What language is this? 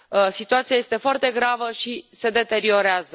Romanian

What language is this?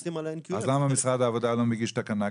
Hebrew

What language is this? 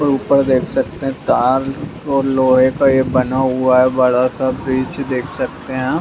Magahi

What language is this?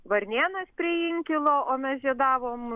Lithuanian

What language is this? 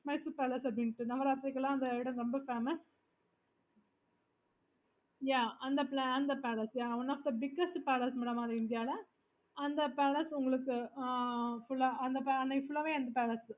Tamil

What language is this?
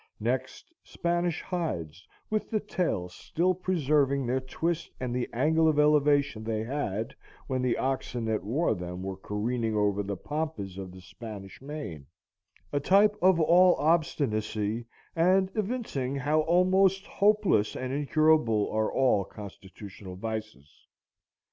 English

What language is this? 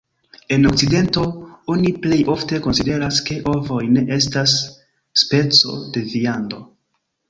Esperanto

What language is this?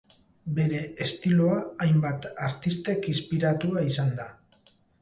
Basque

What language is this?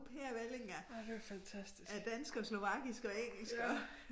Danish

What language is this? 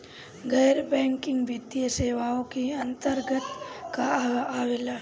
Bhojpuri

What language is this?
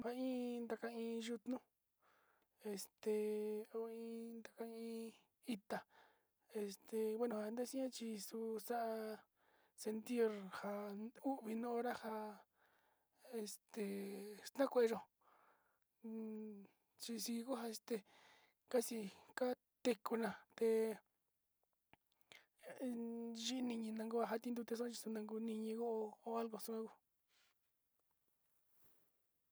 Sinicahua Mixtec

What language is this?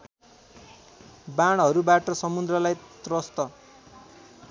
Nepali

